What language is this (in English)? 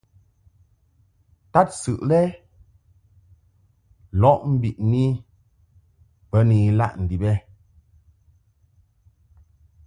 Mungaka